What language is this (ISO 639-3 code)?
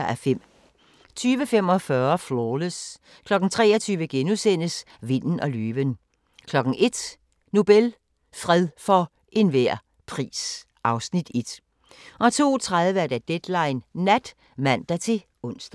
dan